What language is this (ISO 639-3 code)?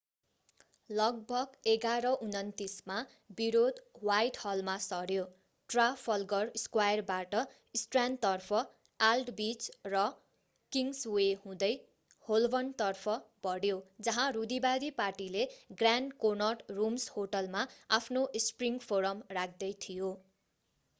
nep